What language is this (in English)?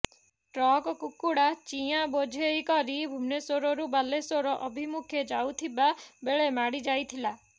Odia